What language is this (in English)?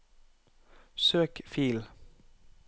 Norwegian